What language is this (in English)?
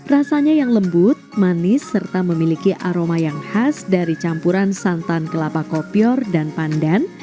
Indonesian